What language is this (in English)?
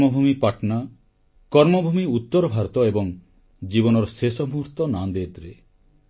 Odia